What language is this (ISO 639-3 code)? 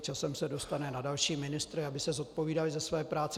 ces